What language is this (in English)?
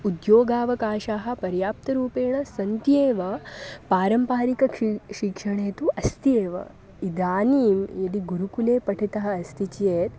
Sanskrit